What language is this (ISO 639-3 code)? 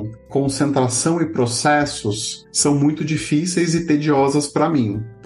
por